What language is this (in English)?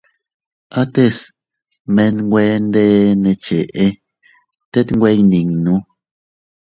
Teutila Cuicatec